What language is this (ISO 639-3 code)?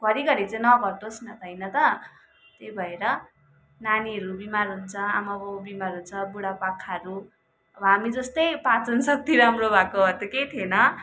nep